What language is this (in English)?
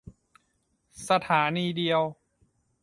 Thai